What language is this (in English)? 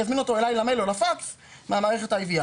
Hebrew